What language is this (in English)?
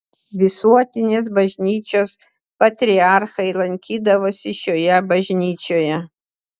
Lithuanian